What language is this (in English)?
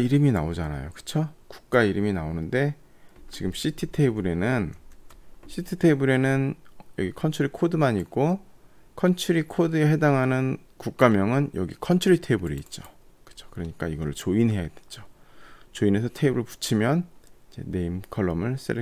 Korean